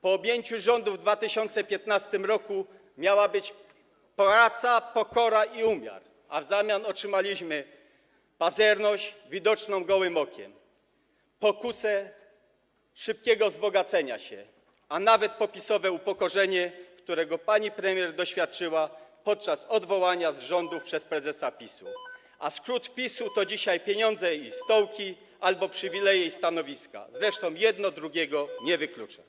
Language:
Polish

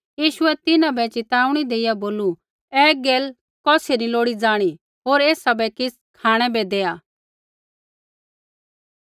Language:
Kullu Pahari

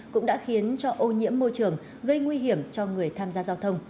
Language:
Vietnamese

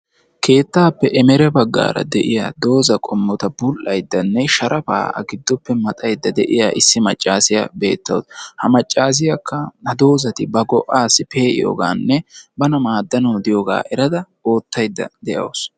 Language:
Wolaytta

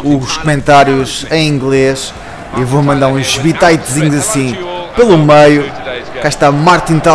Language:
Portuguese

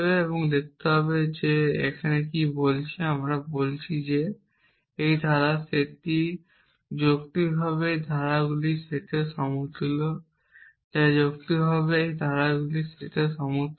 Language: Bangla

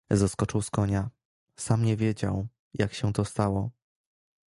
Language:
Polish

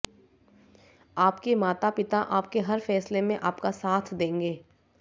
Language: Hindi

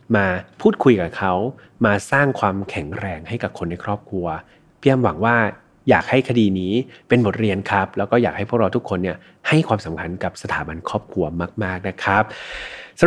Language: Thai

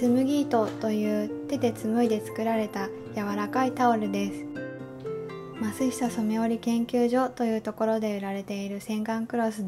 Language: Japanese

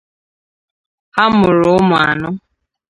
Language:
Igbo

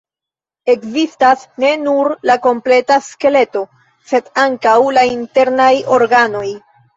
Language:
Esperanto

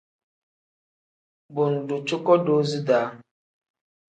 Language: Tem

